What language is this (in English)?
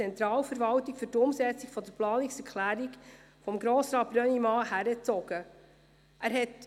Swiss German